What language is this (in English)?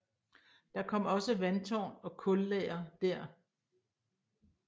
Danish